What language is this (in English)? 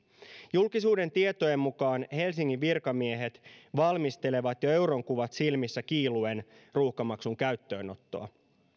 Finnish